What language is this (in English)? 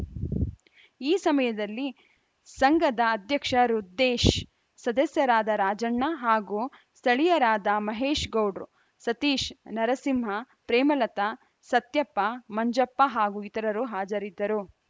Kannada